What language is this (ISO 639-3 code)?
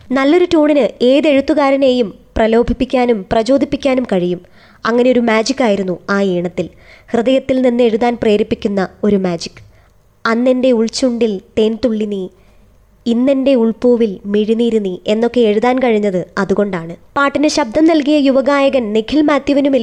mal